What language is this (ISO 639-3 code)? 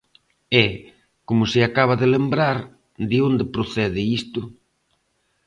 glg